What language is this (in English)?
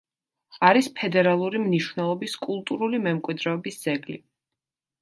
Georgian